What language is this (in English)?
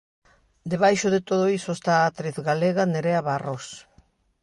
Galician